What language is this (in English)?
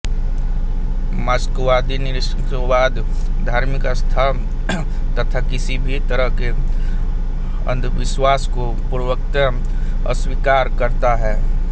Hindi